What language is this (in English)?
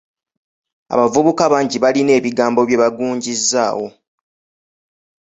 Ganda